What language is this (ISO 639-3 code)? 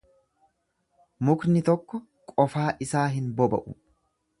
orm